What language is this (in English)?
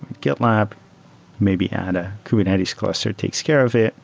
English